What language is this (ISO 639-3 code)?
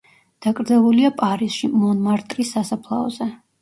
kat